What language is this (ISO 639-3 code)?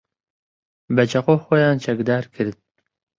ckb